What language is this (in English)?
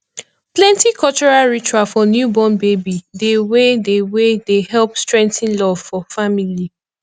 Nigerian Pidgin